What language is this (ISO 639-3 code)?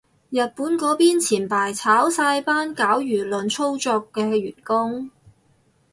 yue